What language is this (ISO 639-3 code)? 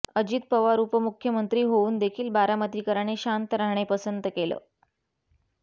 mar